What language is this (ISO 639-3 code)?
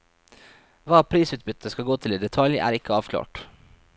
nor